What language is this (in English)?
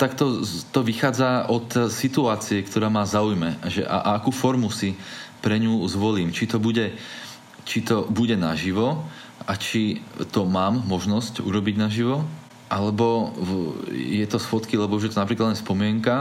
Slovak